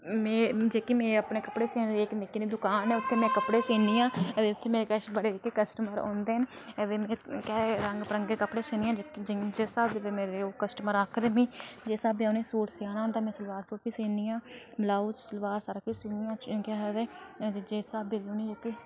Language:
Dogri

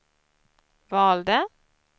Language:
Swedish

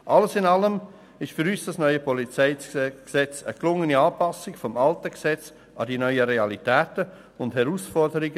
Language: Swiss German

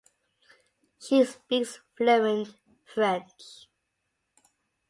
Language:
English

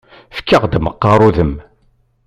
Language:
Kabyle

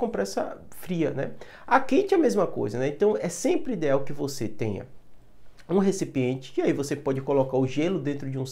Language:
Portuguese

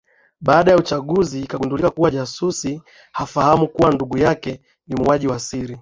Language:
Swahili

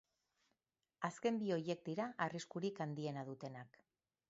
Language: Basque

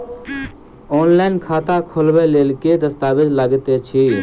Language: Maithili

